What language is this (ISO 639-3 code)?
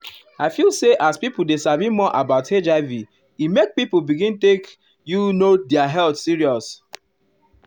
pcm